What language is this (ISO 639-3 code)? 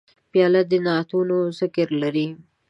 pus